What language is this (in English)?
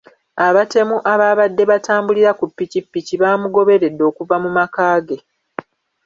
Ganda